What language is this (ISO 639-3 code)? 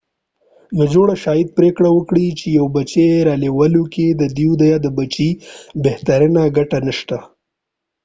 pus